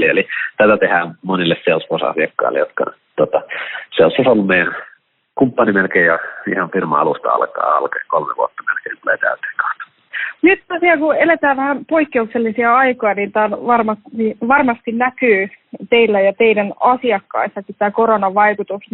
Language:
Finnish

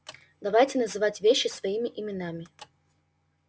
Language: Russian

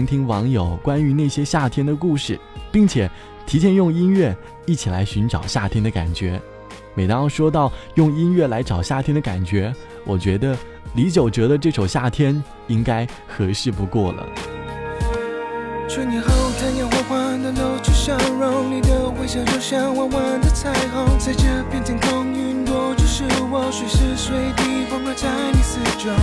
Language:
Chinese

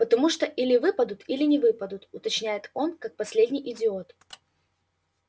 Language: Russian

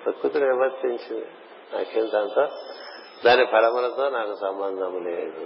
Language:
Telugu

